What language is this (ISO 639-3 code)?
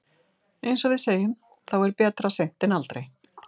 isl